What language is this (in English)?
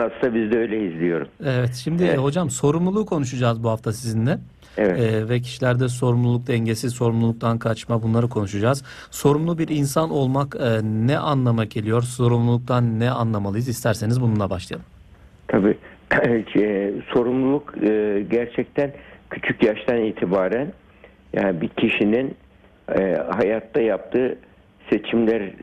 Turkish